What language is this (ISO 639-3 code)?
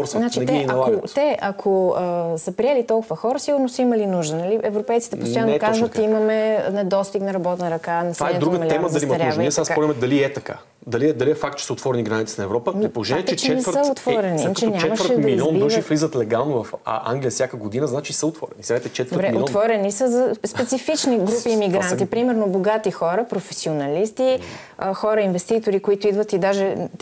bul